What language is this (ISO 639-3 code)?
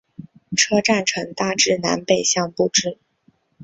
zho